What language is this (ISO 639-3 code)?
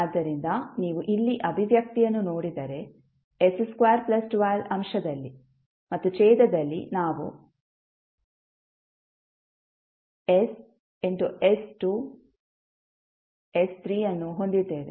kan